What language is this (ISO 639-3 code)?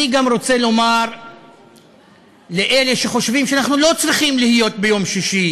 heb